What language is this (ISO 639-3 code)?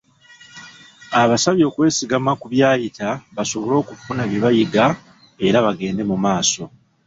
lug